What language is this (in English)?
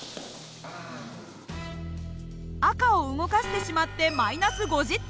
Japanese